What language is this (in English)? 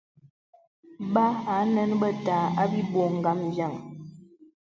Bebele